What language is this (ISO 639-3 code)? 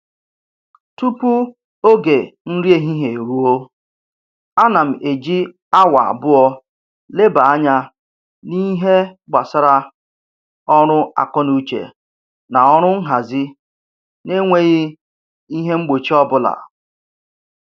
ibo